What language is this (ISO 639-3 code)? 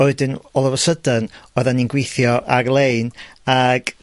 cym